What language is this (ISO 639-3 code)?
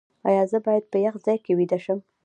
pus